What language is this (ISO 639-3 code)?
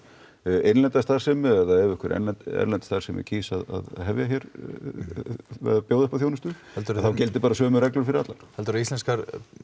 isl